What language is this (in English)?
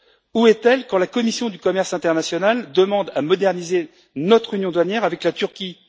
French